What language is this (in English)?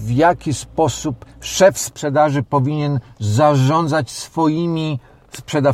Polish